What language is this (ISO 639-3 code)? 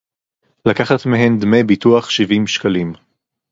heb